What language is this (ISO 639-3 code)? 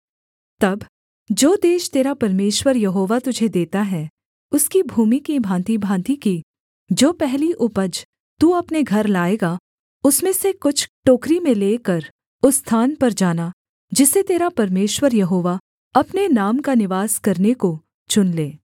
hin